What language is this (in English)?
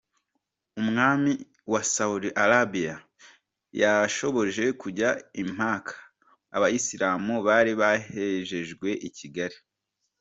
Kinyarwanda